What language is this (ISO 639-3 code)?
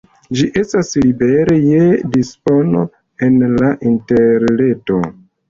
epo